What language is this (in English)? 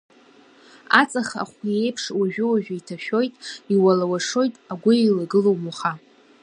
Abkhazian